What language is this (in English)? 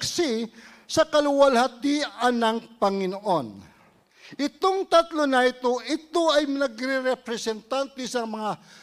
Filipino